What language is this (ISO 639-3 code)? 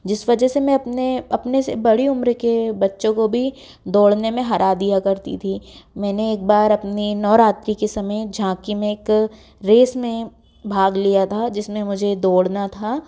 hin